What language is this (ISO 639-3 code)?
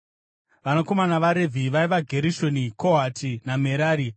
sna